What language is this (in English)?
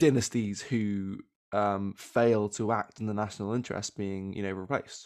English